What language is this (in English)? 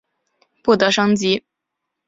Chinese